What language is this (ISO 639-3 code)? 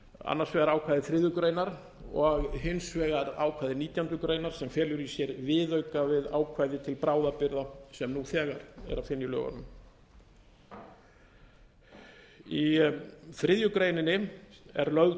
isl